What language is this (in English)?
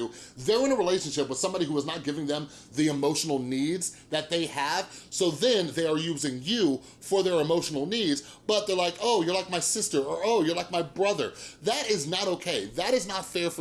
English